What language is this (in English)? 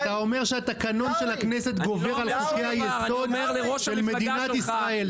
Hebrew